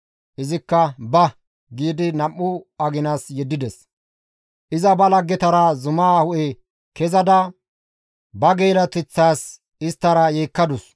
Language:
Gamo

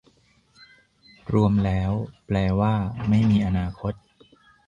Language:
Thai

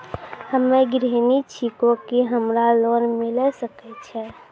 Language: Maithili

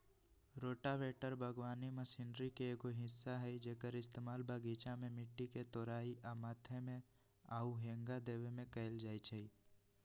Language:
Magahi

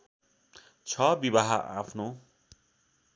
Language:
Nepali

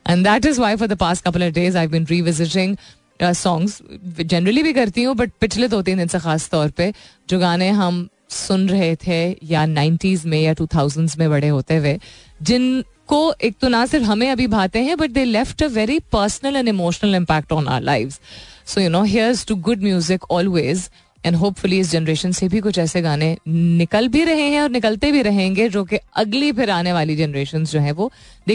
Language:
Hindi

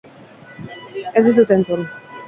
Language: Basque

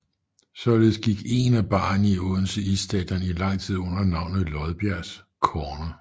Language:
Danish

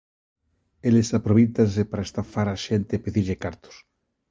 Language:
Galician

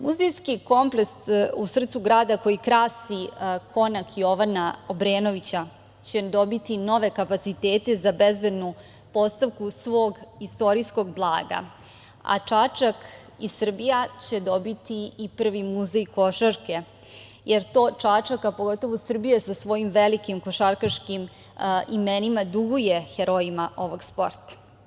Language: Serbian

